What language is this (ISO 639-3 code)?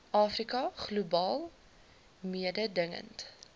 afr